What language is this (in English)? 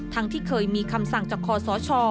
Thai